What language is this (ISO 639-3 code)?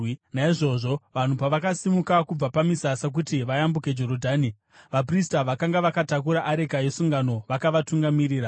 sna